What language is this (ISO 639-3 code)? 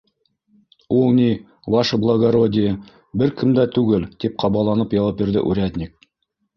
bak